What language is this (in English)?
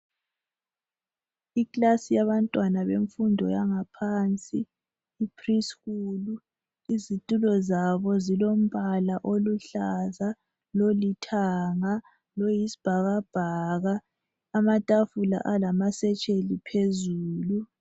North Ndebele